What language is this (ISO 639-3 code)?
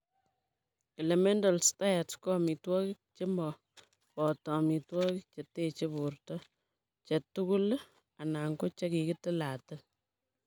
kln